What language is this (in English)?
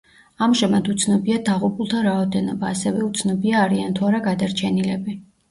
Georgian